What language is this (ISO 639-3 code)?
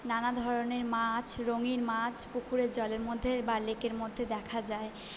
ben